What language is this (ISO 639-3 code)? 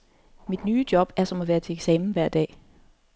dan